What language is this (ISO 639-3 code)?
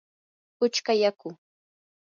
qur